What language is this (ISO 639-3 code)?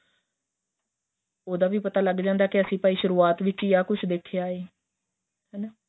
pan